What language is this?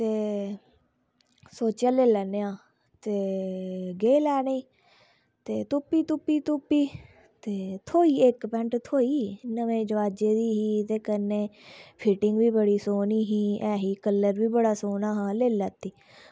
Dogri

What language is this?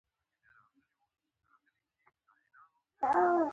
Pashto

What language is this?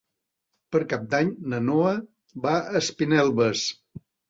Catalan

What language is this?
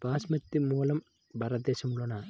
Telugu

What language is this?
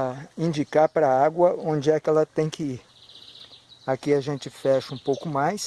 Portuguese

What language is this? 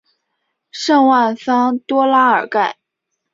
Chinese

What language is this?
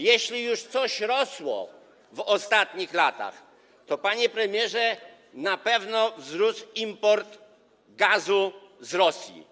Polish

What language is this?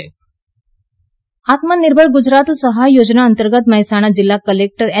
Gujarati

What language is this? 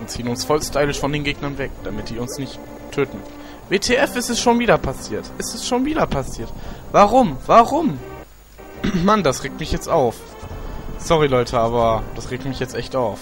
German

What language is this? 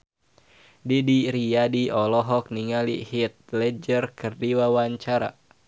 Sundanese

